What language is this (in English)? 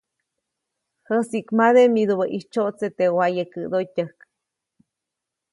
Copainalá Zoque